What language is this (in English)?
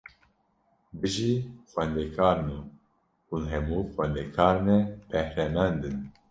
Kurdish